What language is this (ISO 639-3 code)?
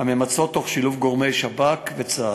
heb